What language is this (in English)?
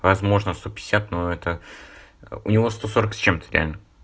Russian